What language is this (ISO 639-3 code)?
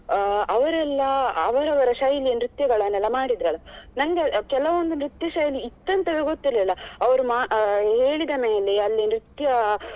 kan